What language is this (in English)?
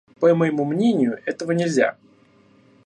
Russian